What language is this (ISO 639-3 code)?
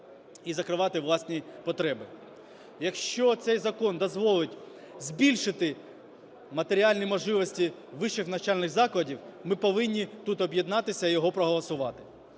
ukr